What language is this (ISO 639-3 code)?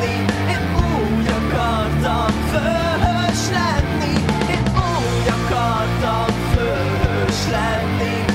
hun